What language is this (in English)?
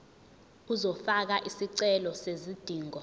Zulu